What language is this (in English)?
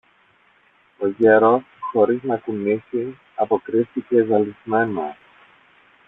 Greek